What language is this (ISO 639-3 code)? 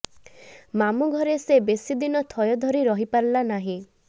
ori